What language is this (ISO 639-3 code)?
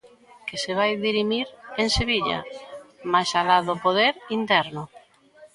glg